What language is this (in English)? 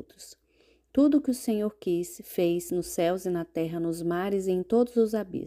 Portuguese